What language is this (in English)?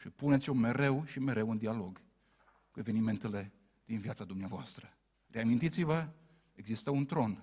Romanian